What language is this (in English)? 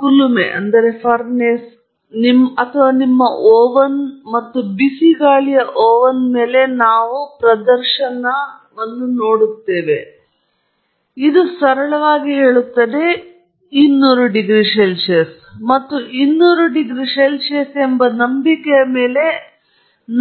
Kannada